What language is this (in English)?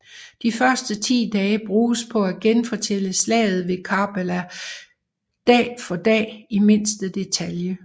Danish